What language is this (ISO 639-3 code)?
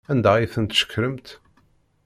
kab